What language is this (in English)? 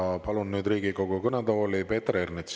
Estonian